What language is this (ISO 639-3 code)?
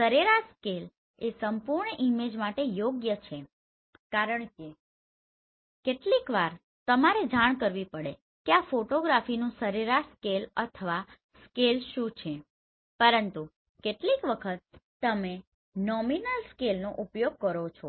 guj